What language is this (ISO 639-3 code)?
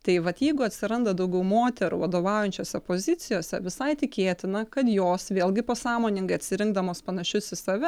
lit